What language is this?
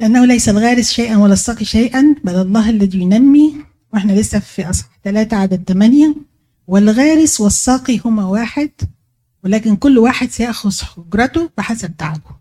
Arabic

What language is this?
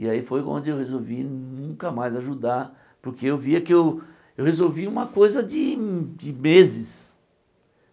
Portuguese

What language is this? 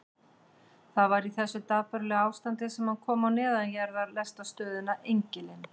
Icelandic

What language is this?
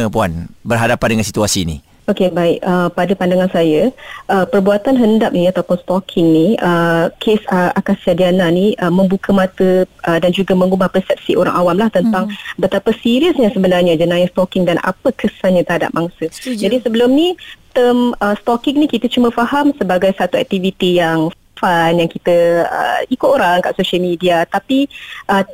Malay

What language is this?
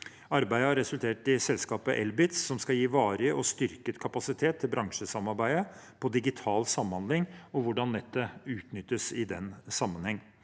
Norwegian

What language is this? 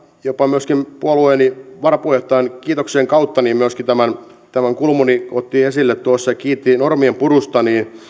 Finnish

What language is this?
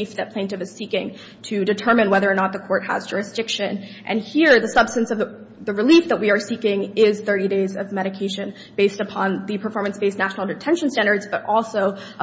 English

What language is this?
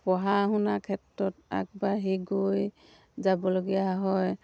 Assamese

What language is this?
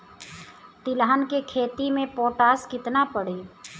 Bhojpuri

